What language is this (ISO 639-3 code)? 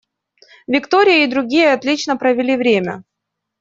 rus